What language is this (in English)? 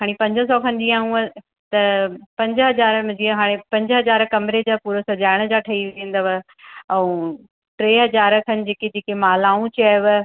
Sindhi